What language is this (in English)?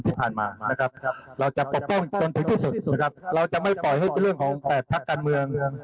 Thai